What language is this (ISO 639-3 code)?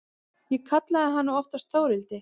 isl